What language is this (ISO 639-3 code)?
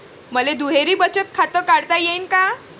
mar